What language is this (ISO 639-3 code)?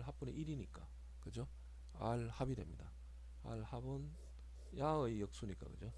kor